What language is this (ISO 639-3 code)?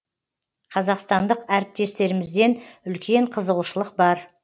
kaz